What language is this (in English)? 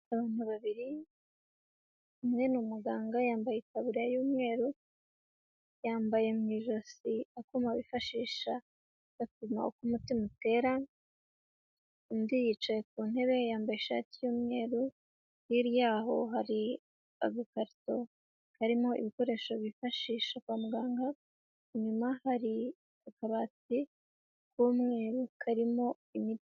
Kinyarwanda